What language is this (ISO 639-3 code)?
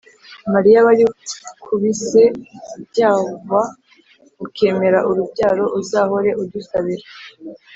kin